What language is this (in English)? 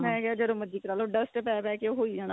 Punjabi